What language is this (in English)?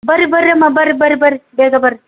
Kannada